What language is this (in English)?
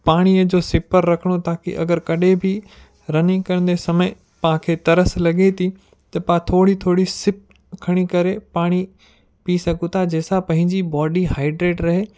Sindhi